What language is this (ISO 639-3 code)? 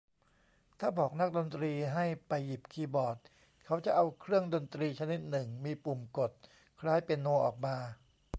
tha